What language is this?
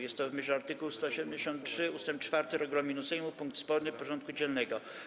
Polish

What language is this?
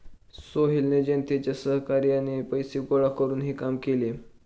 Marathi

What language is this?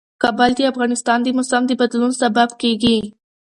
Pashto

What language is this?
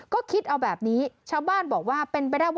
Thai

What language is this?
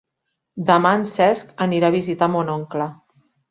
Catalan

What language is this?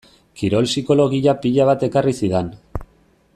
Basque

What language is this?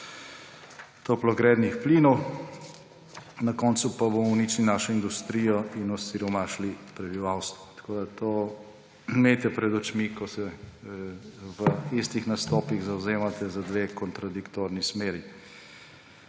Slovenian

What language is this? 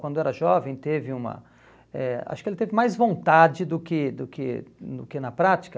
Portuguese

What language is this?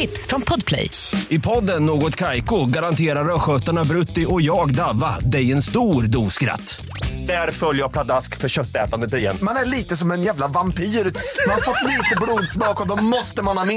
Swedish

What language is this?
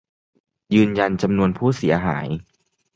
Thai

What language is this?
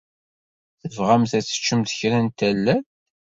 Kabyle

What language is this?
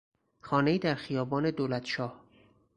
Persian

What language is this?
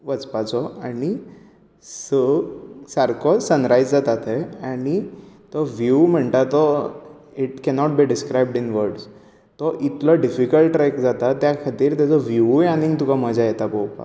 Konkani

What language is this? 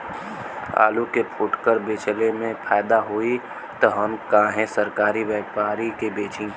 Bhojpuri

